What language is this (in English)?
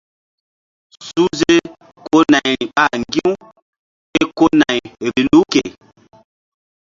Mbum